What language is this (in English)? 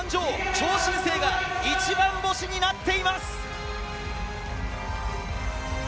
Japanese